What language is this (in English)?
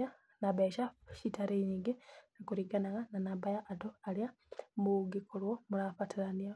Kikuyu